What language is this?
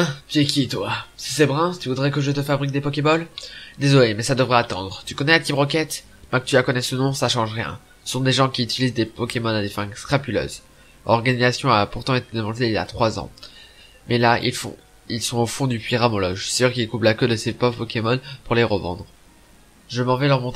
French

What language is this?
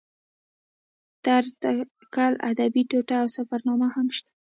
Pashto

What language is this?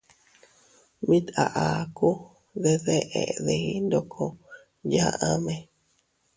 Teutila Cuicatec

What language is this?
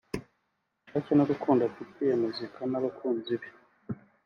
Kinyarwanda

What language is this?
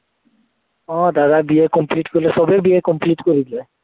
Assamese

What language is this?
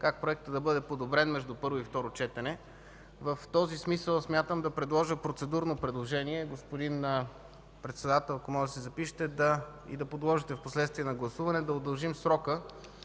Bulgarian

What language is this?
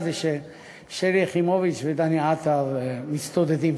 Hebrew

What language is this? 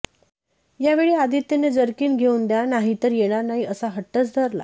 Marathi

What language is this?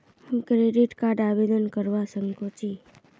Magahi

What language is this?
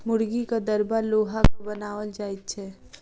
Maithili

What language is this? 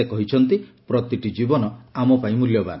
Odia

